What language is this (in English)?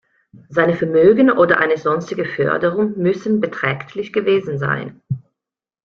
German